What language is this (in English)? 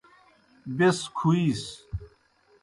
Kohistani Shina